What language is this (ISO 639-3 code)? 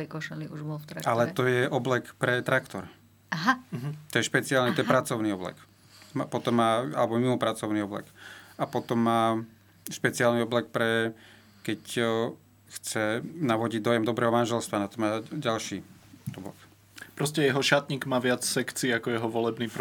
slk